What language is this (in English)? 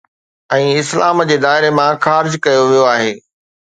Sindhi